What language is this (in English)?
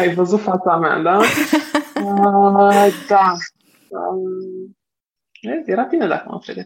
Romanian